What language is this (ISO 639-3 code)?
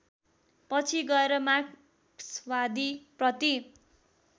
nep